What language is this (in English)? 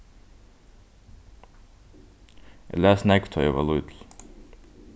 Faroese